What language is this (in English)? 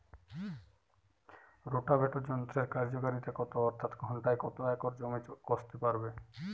Bangla